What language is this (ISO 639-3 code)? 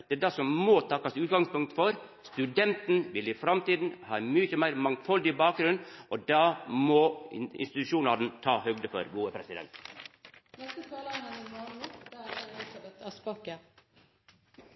nor